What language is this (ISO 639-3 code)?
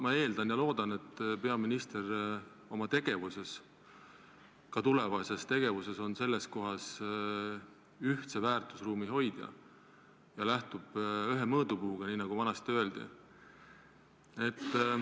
est